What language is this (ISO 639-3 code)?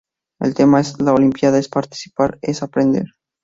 spa